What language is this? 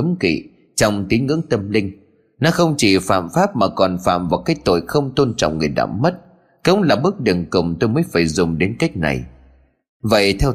Vietnamese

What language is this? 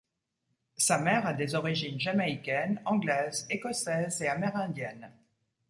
French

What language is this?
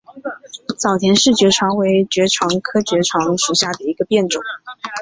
Chinese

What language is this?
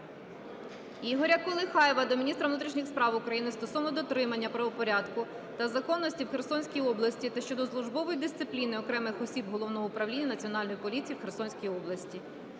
Ukrainian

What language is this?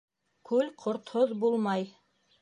Bashkir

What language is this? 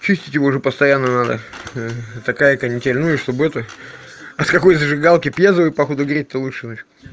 Russian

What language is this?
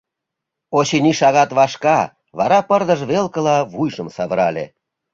Mari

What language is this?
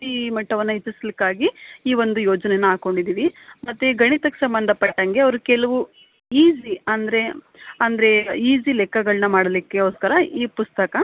Kannada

